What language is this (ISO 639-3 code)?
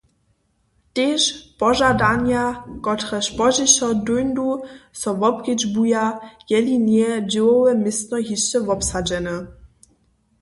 hsb